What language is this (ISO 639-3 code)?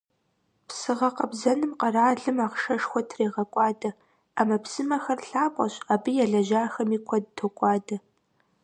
kbd